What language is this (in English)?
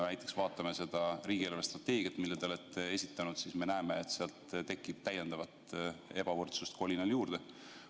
Estonian